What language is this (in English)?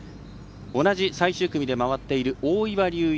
Japanese